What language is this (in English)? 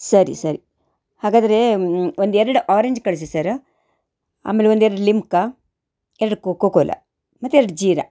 Kannada